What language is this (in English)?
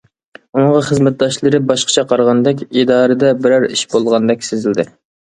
Uyghur